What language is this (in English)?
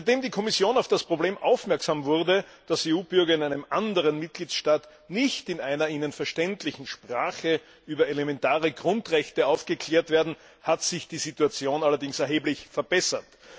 German